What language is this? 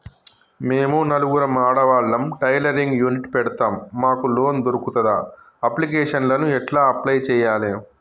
Telugu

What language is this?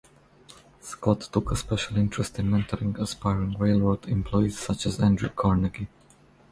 English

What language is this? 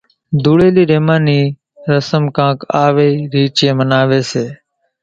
Kachi Koli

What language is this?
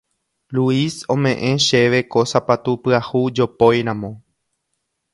Guarani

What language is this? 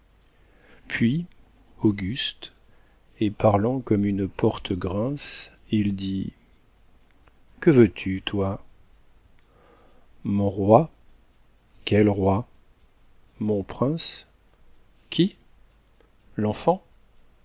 French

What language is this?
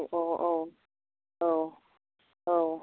Bodo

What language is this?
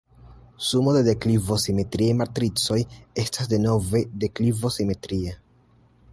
Esperanto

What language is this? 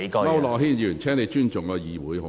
Cantonese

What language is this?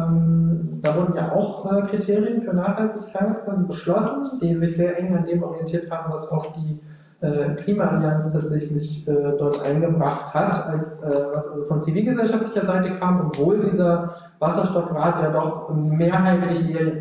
German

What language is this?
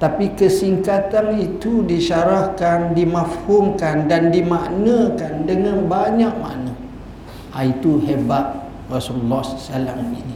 Malay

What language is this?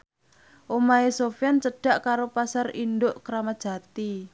Javanese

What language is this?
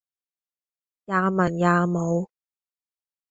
Cantonese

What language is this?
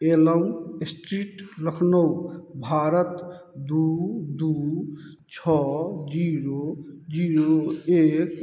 Maithili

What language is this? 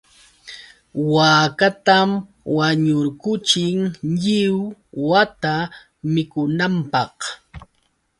Yauyos Quechua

